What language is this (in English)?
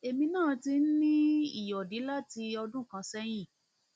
Yoruba